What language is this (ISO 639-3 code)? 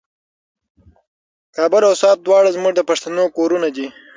pus